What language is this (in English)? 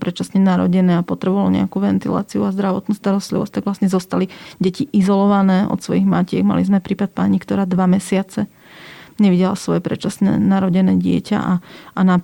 Slovak